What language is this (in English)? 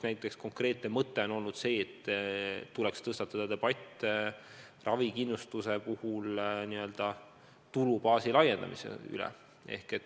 Estonian